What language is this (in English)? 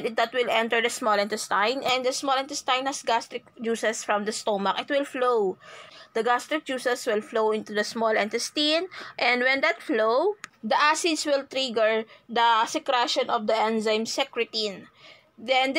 English